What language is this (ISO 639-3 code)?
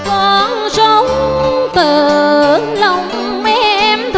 vie